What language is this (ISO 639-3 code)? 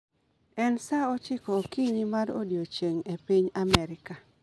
luo